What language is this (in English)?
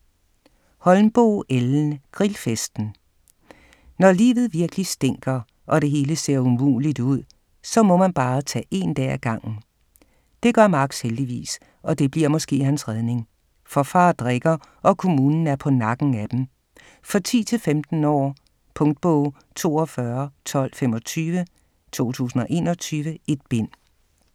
Danish